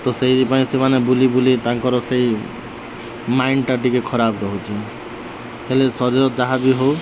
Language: Odia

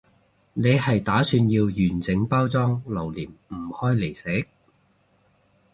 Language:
Cantonese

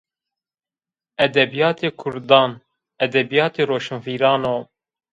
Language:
Zaza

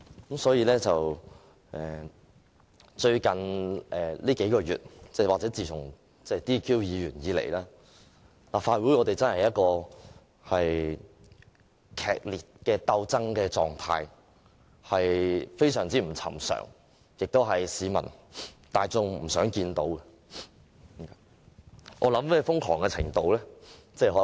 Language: Cantonese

